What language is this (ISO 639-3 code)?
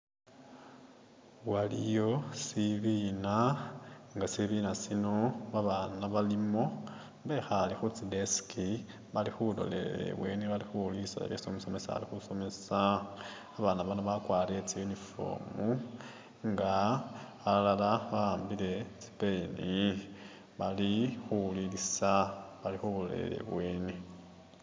myx